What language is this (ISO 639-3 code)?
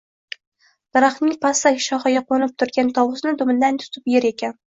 uzb